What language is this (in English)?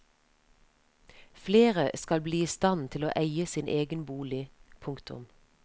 Norwegian